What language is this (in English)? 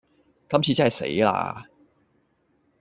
Cantonese